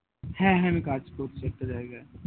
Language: Bangla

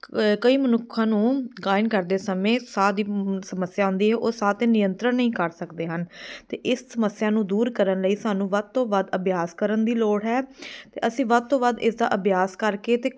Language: Punjabi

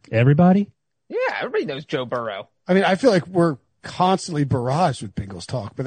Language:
English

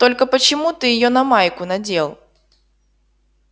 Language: Russian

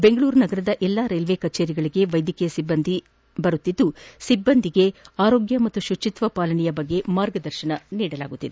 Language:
Kannada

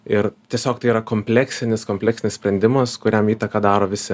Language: Lithuanian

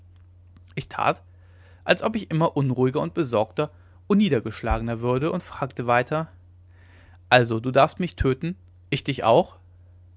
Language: German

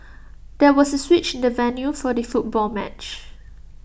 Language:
English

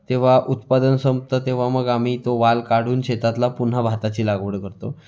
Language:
Marathi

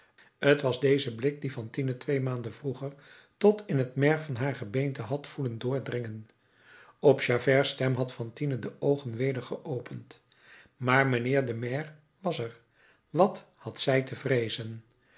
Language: Dutch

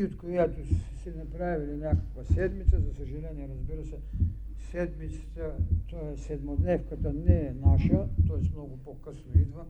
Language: Bulgarian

